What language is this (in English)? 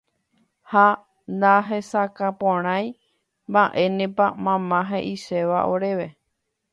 Guarani